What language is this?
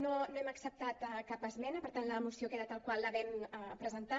Catalan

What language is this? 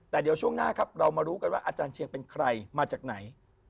Thai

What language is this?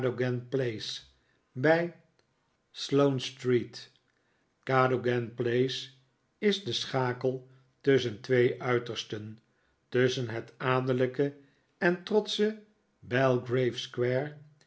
Dutch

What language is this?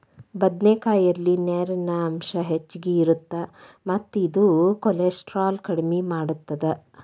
Kannada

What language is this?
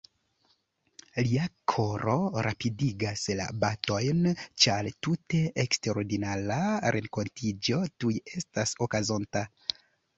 Esperanto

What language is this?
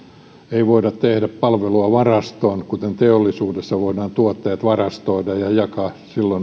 Finnish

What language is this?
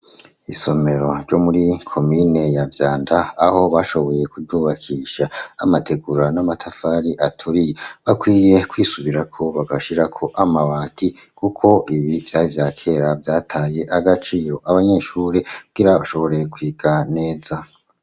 Rundi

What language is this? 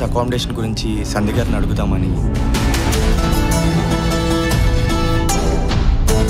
Telugu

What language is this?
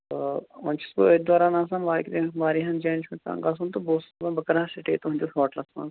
Kashmiri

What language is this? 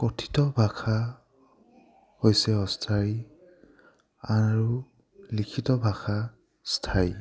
Assamese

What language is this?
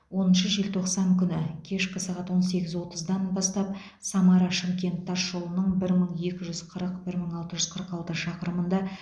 Kazakh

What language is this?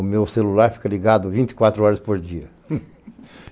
Portuguese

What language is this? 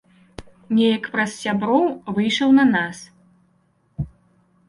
Belarusian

